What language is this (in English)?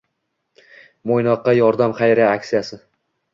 Uzbek